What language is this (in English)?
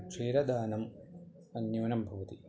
Sanskrit